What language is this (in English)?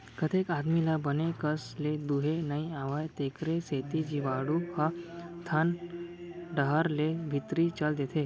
Chhattisgarhi